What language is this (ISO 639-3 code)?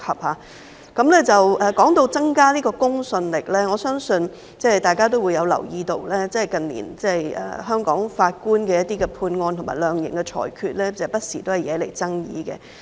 yue